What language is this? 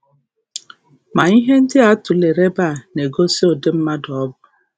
Igbo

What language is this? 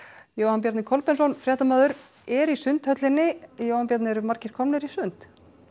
Icelandic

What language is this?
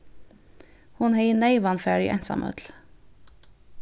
Faroese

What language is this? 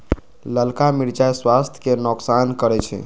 Magahi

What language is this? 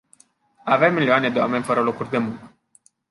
Romanian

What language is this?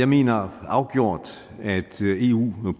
Danish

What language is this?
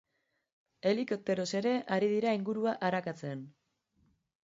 Basque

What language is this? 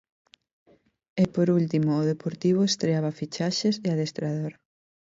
Galician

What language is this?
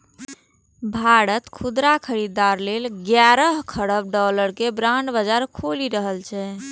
Maithili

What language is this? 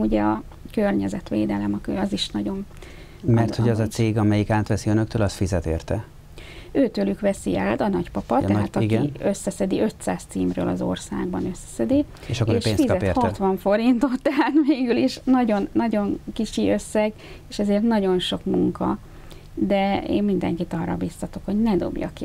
Hungarian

